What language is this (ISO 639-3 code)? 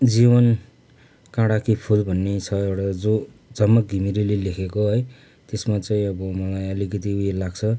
nep